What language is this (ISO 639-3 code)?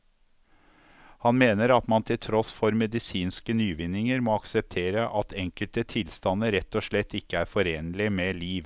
nor